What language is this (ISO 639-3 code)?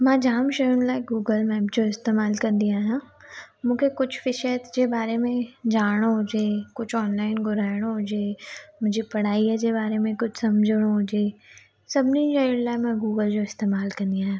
snd